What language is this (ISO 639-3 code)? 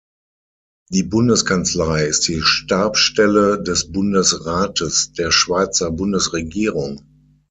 deu